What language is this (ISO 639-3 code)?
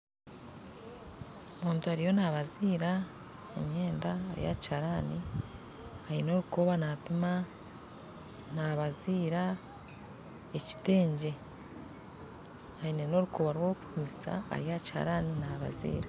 nyn